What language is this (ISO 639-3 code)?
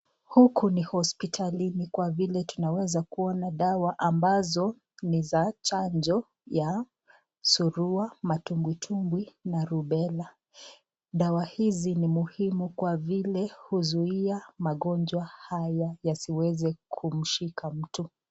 swa